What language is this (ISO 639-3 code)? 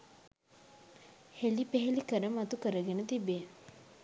sin